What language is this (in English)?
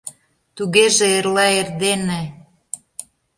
Mari